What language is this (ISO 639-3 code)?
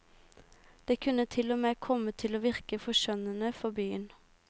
nor